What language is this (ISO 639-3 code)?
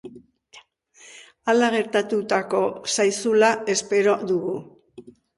eus